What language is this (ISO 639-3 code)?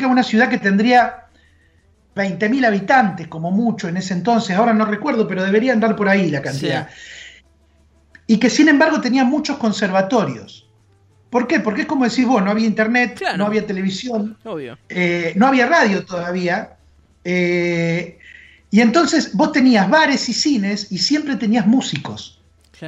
spa